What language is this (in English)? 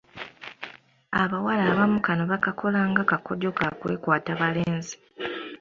Ganda